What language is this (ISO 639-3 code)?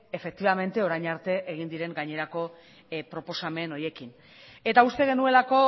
eus